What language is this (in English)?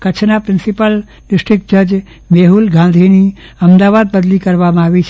Gujarati